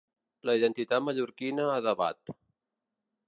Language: Catalan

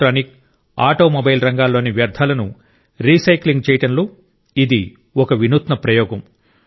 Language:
Telugu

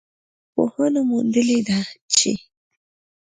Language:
Pashto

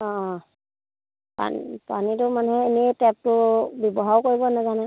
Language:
Assamese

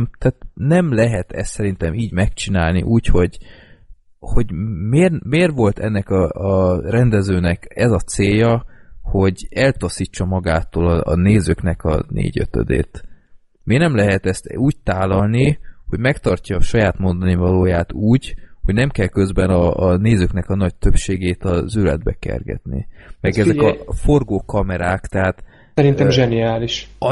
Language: Hungarian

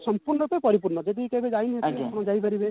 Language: Odia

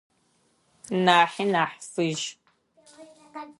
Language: Adyghe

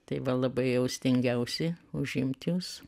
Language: Lithuanian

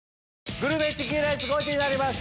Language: Japanese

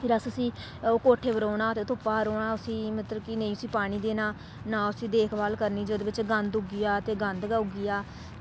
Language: Dogri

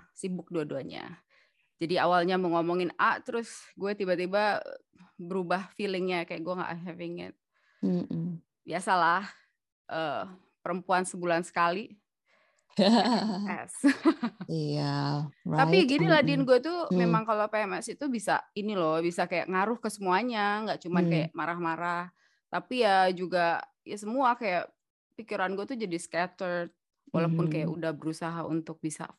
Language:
Indonesian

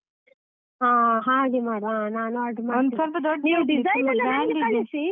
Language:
Kannada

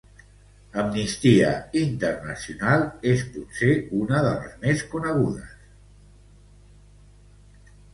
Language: Catalan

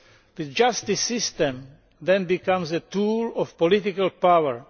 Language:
English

